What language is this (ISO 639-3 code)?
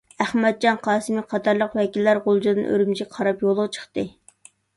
uig